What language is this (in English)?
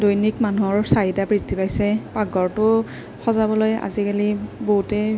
Assamese